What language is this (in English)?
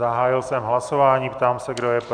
Czech